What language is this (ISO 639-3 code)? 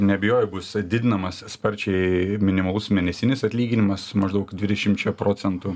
lit